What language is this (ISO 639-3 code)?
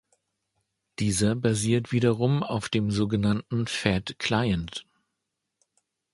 deu